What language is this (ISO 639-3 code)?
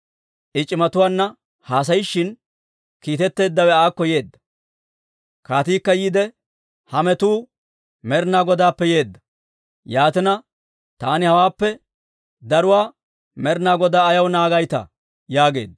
dwr